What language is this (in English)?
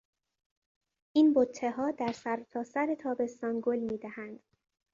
Persian